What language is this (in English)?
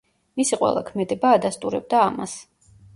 Georgian